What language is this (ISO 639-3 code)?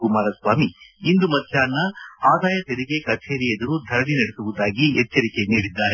kan